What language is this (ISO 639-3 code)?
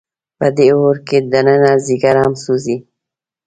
pus